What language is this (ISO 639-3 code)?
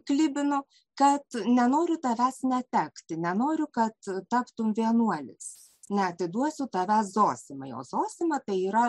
lit